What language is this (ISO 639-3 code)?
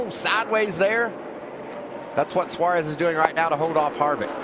eng